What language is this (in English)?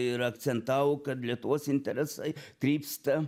Lithuanian